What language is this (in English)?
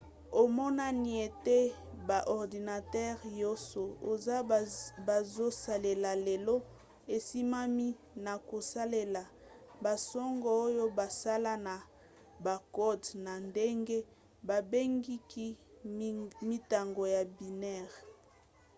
Lingala